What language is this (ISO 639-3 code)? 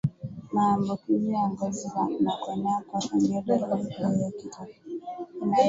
swa